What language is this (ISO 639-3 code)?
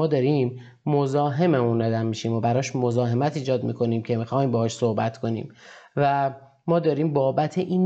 fas